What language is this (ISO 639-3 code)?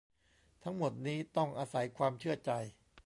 tha